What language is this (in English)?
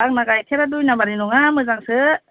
Bodo